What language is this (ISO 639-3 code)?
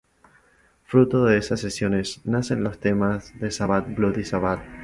spa